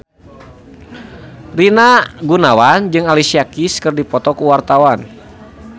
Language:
Sundanese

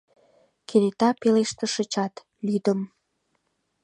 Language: Mari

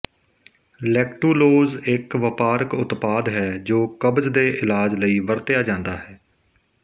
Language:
Punjabi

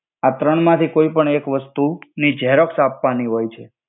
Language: Gujarati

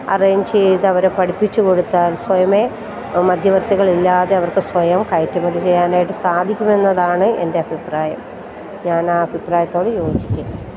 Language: Malayalam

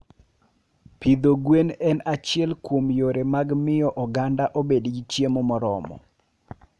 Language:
Luo (Kenya and Tanzania)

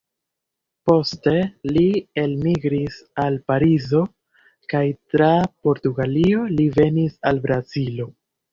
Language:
Esperanto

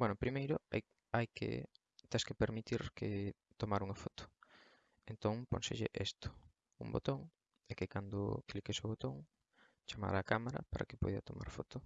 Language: Spanish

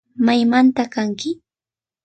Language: Imbabura Highland Quichua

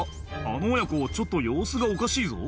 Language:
Japanese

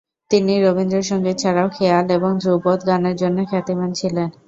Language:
Bangla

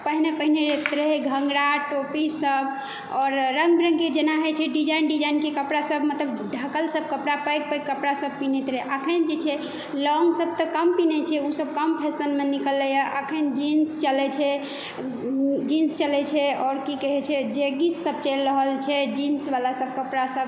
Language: Maithili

